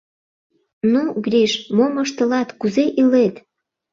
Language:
Mari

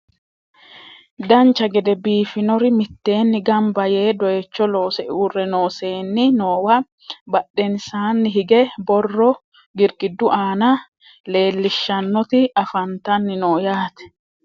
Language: Sidamo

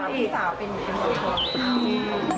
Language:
Thai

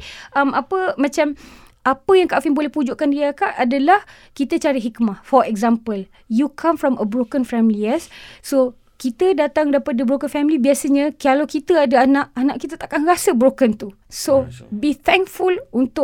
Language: Malay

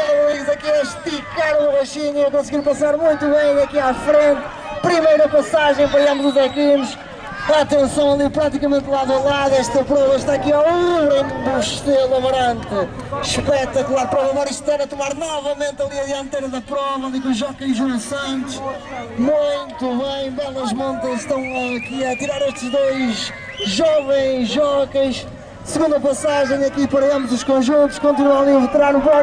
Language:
Portuguese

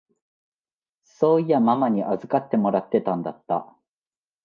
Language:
Japanese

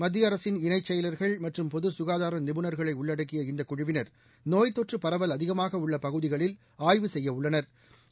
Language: Tamil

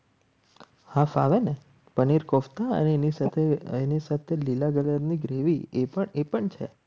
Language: Gujarati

